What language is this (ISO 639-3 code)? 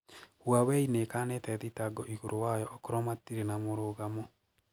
kik